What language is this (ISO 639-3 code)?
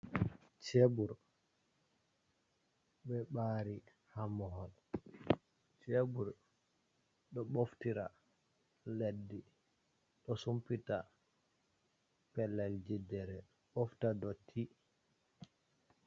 ful